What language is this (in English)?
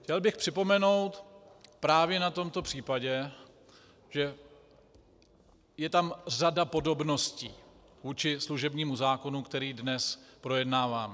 Czech